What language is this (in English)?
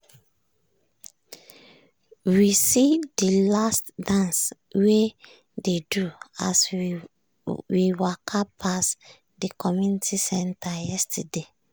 Nigerian Pidgin